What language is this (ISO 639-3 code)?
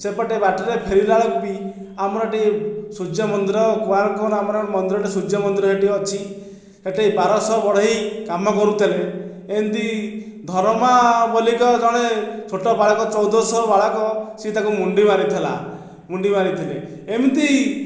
ori